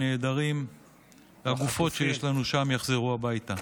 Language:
Hebrew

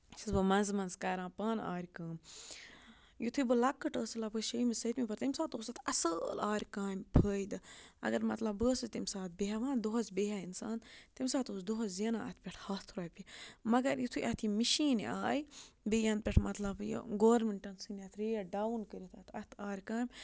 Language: Kashmiri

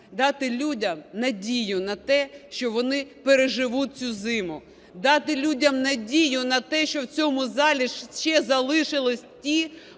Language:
Ukrainian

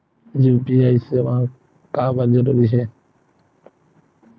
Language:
Chhattisgarhi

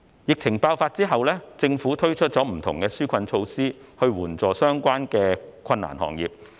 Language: Cantonese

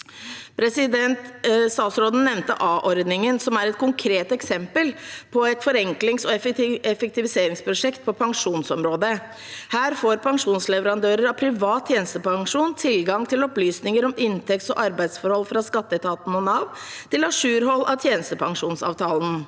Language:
Norwegian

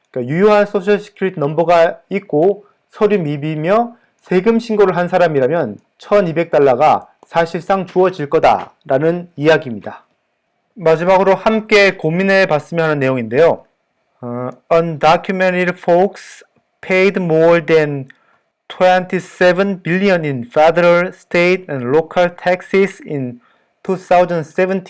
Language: Korean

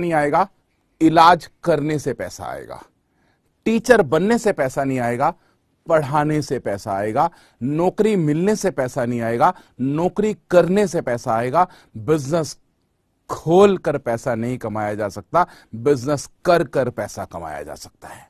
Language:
Hindi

